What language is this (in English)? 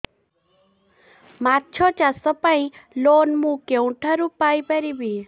Odia